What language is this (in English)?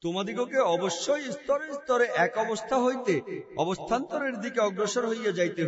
Arabic